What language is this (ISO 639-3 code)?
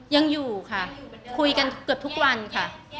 tha